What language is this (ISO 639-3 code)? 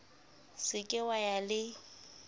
sot